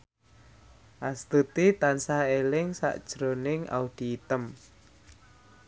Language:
Javanese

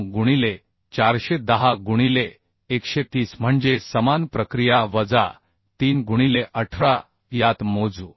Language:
Marathi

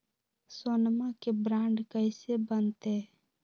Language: Magahi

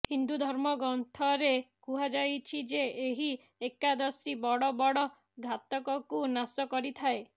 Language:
Odia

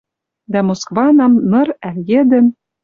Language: Western Mari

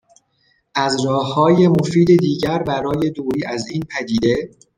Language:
Persian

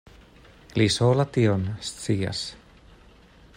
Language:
Esperanto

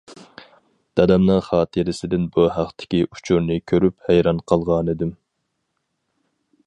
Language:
Uyghur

